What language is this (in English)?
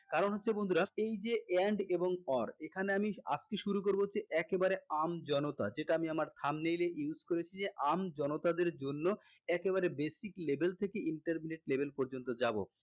Bangla